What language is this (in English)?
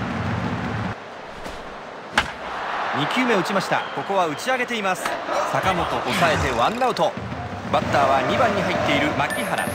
Japanese